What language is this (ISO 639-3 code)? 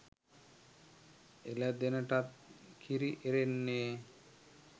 sin